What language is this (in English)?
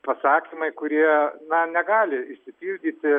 Lithuanian